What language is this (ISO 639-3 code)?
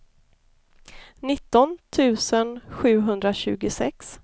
swe